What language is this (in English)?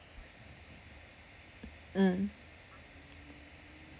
English